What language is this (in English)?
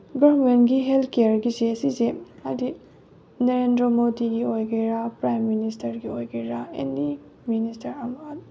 Manipuri